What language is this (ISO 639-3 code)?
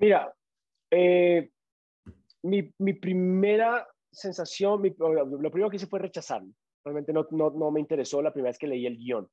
spa